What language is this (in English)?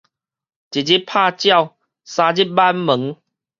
Min Nan Chinese